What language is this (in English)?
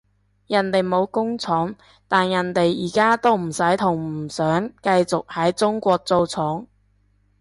Cantonese